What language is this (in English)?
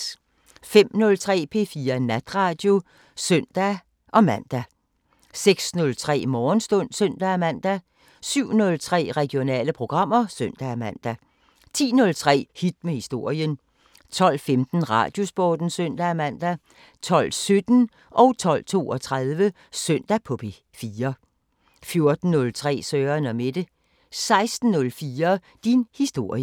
Danish